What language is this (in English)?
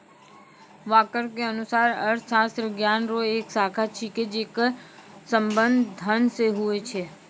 Maithili